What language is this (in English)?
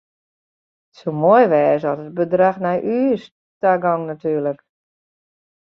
Western Frisian